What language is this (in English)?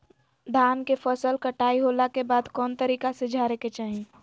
Magahi